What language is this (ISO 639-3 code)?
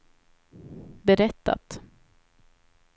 swe